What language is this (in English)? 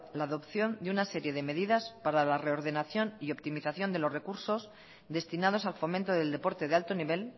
Spanish